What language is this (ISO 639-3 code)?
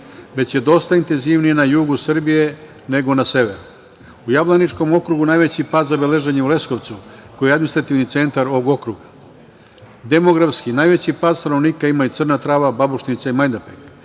srp